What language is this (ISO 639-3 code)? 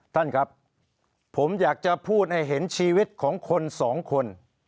tha